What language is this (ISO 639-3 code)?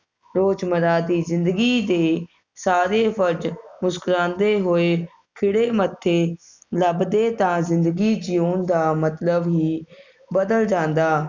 pan